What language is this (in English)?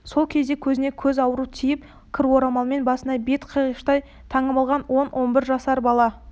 Kazakh